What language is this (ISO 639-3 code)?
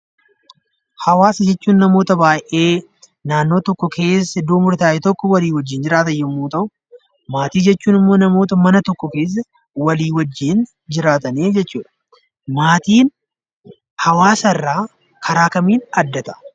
orm